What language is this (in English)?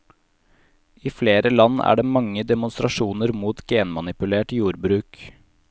Norwegian